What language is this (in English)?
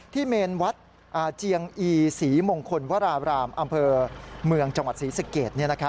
Thai